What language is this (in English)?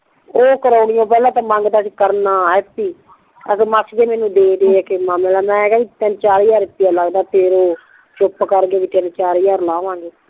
Punjabi